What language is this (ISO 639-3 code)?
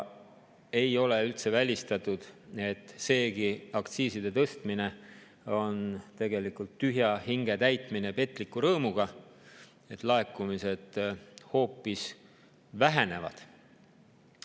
est